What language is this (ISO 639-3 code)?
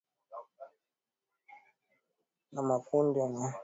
swa